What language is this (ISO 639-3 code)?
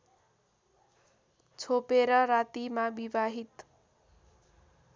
nep